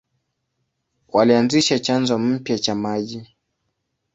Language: Swahili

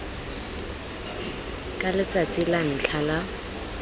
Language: Tswana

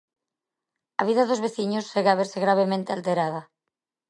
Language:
Galician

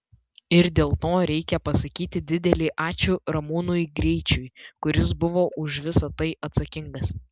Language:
Lithuanian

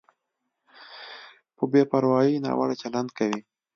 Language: Pashto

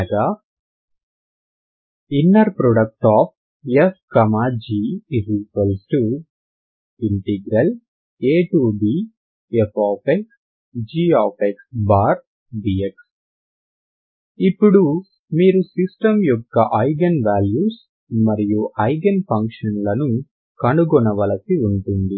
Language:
Telugu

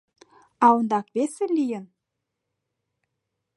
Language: Mari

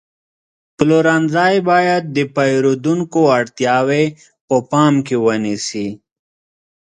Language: Pashto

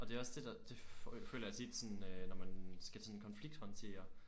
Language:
Danish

